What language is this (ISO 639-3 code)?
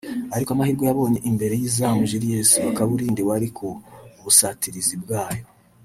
kin